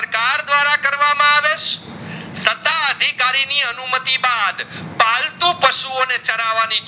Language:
Gujarati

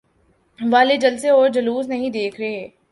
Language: Urdu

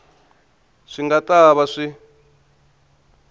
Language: Tsonga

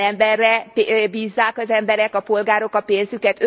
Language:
Hungarian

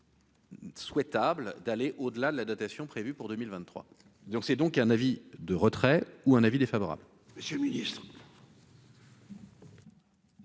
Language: French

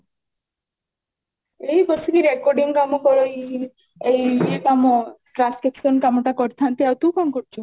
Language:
Odia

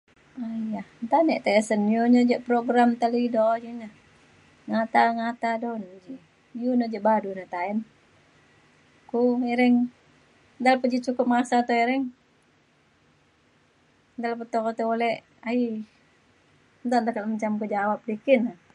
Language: Mainstream Kenyah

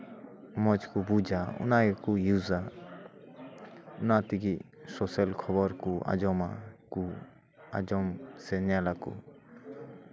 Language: Santali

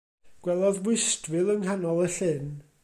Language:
Welsh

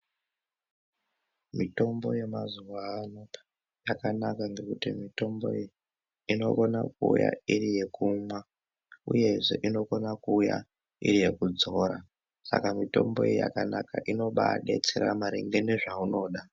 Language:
Ndau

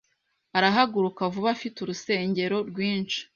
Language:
Kinyarwanda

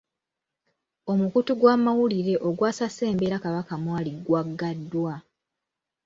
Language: Ganda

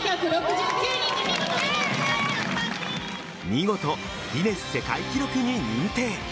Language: Japanese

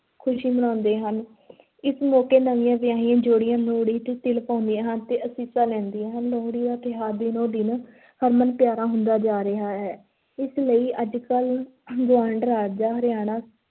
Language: Punjabi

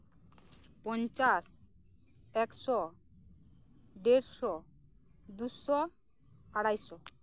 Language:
Santali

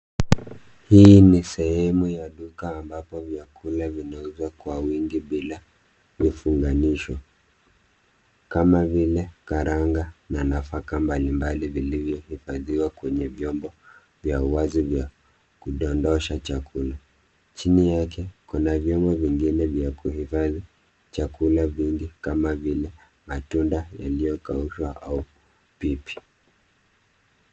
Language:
Swahili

